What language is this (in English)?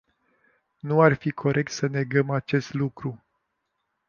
Romanian